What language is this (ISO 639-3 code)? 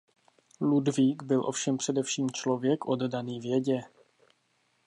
ces